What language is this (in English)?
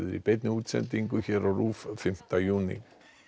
Icelandic